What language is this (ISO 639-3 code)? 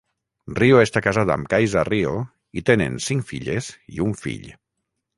cat